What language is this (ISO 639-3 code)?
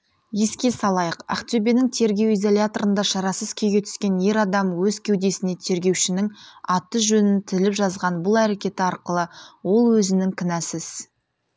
kaz